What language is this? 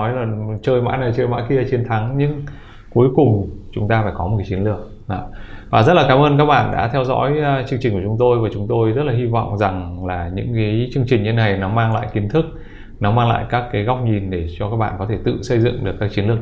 Vietnamese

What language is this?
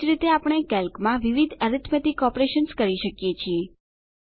Gujarati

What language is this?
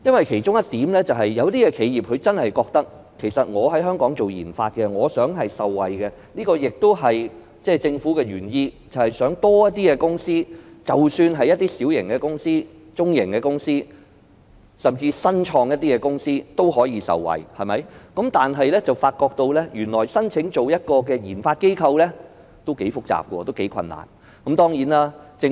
Cantonese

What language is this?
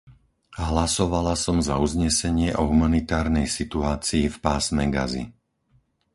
Slovak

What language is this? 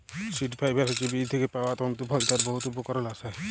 Bangla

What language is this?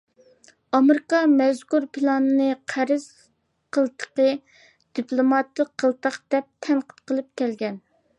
Uyghur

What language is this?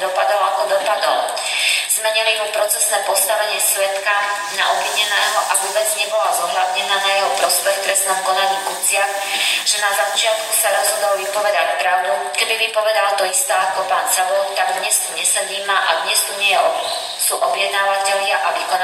Slovak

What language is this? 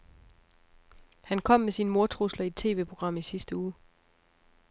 Danish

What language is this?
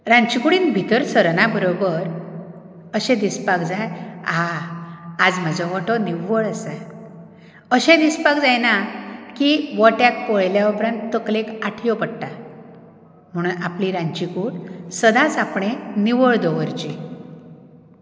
Konkani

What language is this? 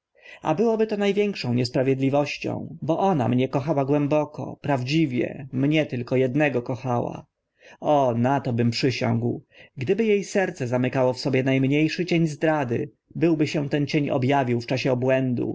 Polish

